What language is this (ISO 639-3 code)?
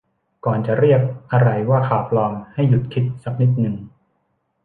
tha